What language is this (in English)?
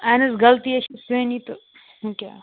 Kashmiri